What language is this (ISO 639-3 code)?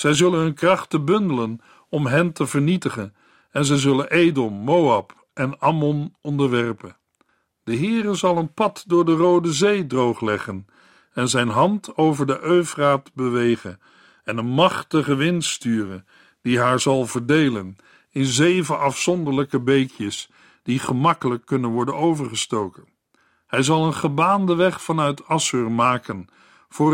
nld